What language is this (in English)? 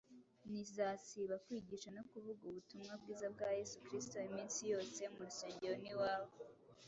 Kinyarwanda